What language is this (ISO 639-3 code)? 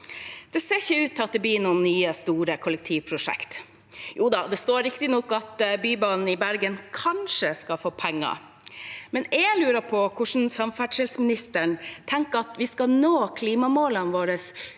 nor